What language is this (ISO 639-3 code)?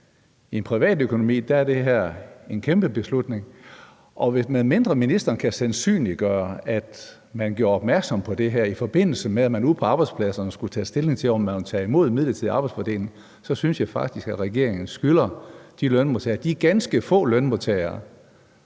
dan